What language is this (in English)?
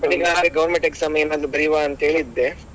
Kannada